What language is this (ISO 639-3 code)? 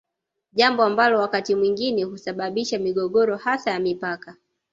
swa